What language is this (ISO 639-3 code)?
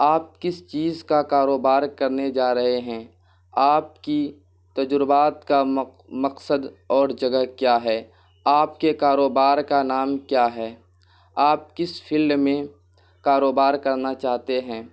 urd